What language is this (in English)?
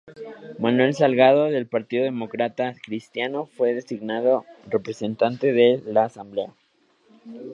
Spanish